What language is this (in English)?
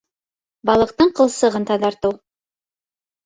Bashkir